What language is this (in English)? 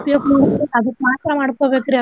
Kannada